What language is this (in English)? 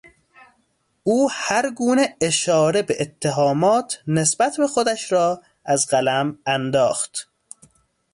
Persian